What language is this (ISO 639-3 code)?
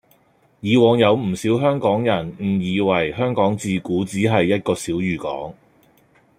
yue